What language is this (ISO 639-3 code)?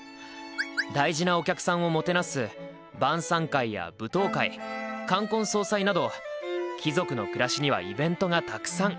jpn